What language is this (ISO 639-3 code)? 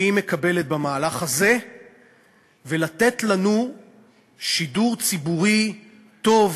heb